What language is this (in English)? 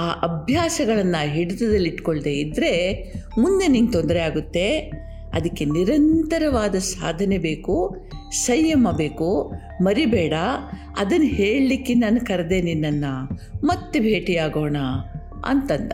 Kannada